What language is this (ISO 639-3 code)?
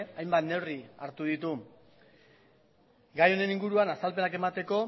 eus